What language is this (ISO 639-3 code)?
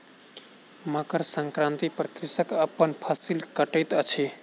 mai